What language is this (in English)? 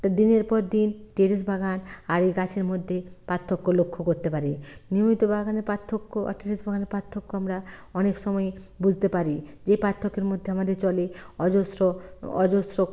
Bangla